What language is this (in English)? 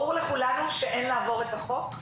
Hebrew